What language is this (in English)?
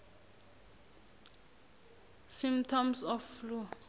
South Ndebele